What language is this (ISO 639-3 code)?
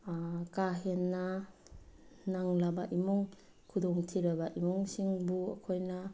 mni